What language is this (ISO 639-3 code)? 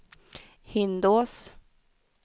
swe